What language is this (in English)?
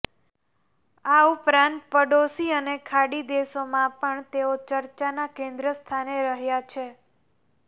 Gujarati